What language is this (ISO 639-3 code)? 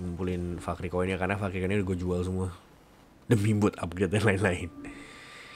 ind